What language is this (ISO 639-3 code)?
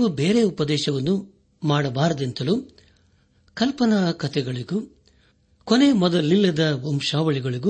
kan